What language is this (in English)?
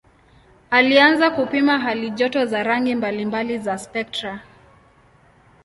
Swahili